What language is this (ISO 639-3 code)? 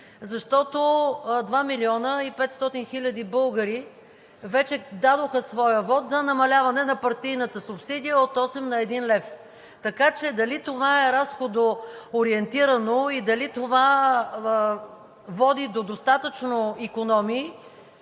bul